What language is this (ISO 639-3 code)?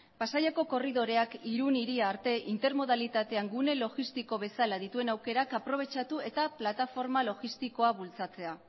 eus